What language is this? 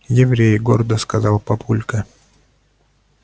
Russian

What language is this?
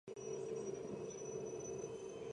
Georgian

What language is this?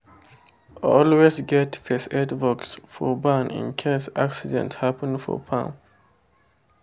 Nigerian Pidgin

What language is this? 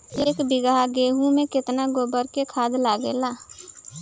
Bhojpuri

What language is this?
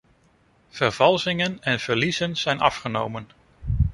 Dutch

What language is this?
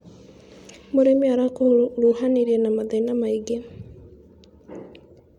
Kikuyu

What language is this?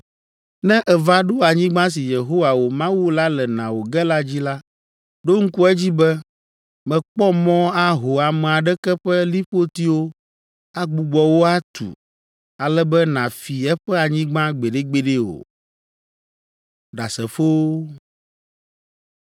Ewe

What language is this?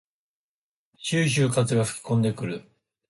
Japanese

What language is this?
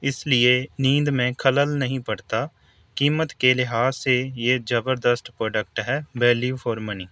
Urdu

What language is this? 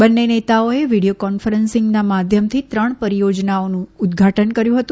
Gujarati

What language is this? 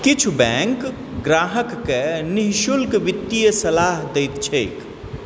Maithili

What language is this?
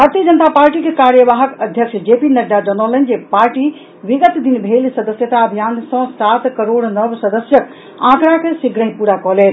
Maithili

